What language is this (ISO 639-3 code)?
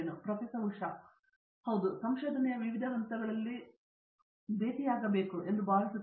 kan